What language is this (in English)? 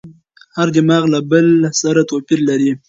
Pashto